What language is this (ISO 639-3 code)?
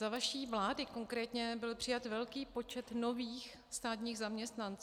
ces